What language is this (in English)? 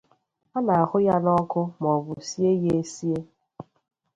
Igbo